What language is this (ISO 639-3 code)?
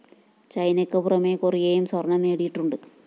mal